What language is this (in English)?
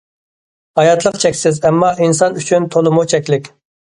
Uyghur